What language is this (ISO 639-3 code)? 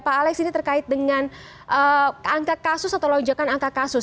ind